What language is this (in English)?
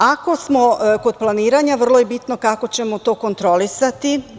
Serbian